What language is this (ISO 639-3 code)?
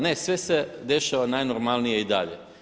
hrv